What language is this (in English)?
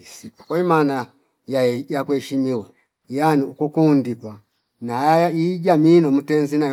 Fipa